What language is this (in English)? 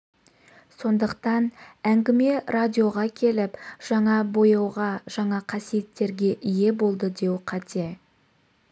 Kazakh